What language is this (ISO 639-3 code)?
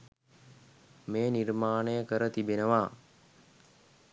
sin